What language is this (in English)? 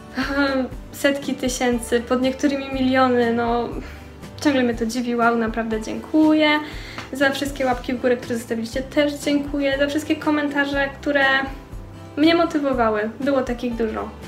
Polish